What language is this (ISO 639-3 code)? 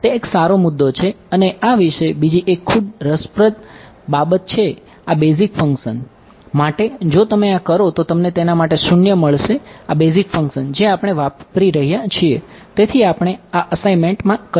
guj